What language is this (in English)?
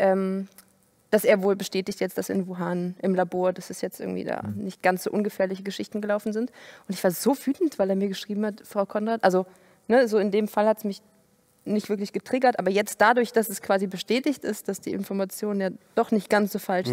German